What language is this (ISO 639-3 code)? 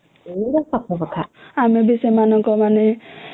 ori